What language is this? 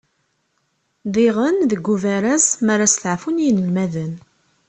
Kabyle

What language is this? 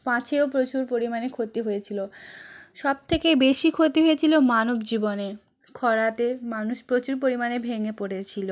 Bangla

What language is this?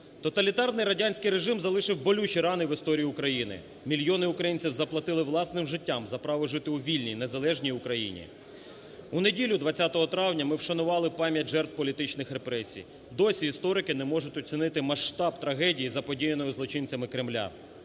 Ukrainian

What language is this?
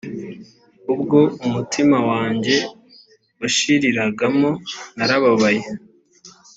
Kinyarwanda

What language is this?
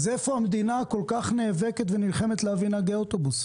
Hebrew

